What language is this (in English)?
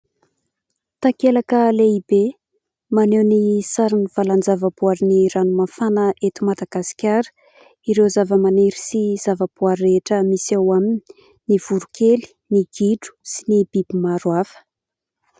Malagasy